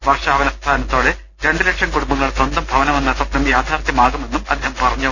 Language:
Malayalam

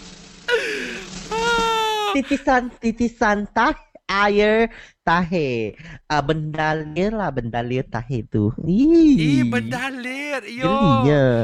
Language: Malay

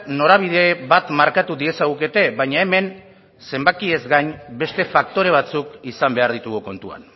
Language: Basque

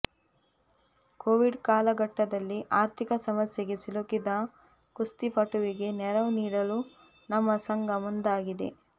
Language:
Kannada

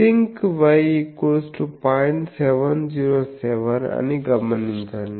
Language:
Telugu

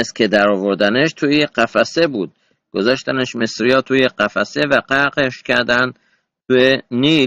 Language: Persian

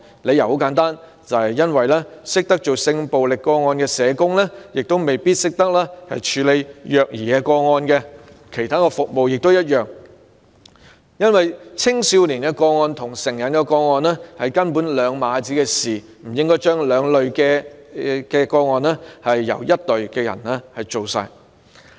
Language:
Cantonese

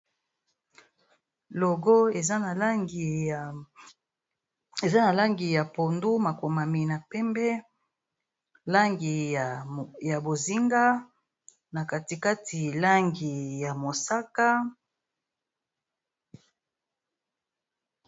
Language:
Lingala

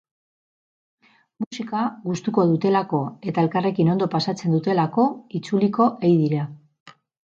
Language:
Basque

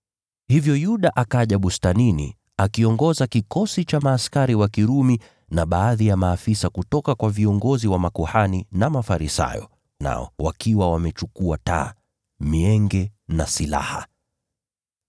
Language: Swahili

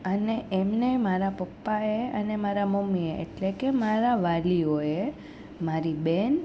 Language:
Gujarati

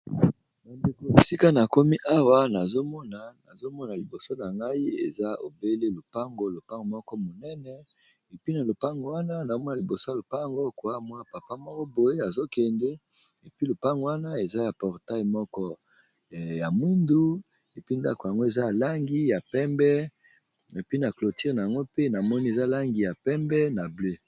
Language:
Lingala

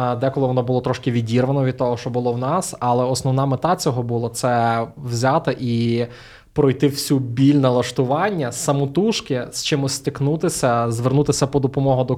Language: Ukrainian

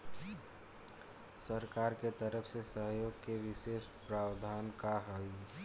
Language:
Bhojpuri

